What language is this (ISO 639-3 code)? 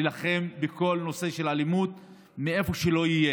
heb